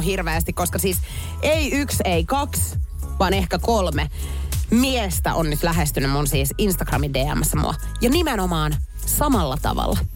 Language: Finnish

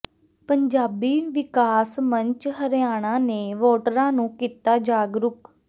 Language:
Punjabi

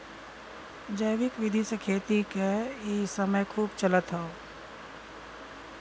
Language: Bhojpuri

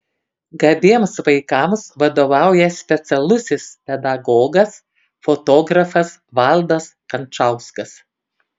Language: Lithuanian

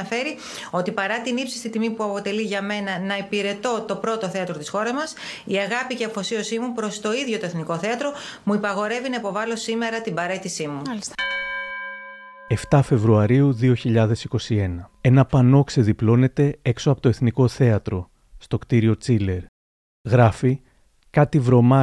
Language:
Greek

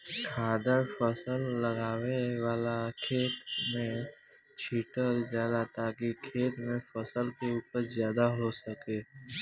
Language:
Bhojpuri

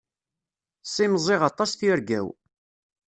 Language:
Kabyle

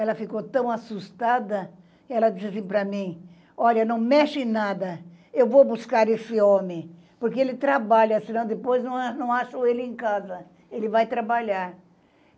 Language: Portuguese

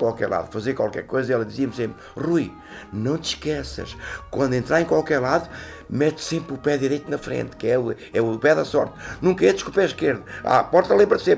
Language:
Portuguese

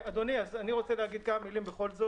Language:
Hebrew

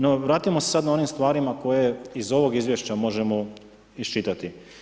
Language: Croatian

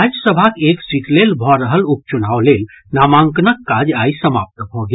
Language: Maithili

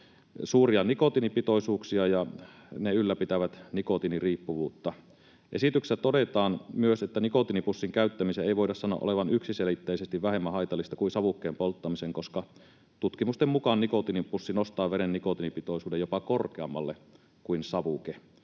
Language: Finnish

